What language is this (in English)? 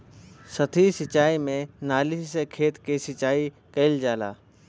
Bhojpuri